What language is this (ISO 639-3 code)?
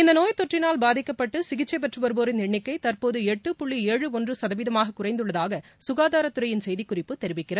tam